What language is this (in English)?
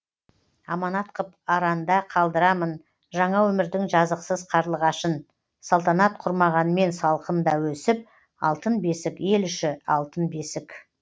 Kazakh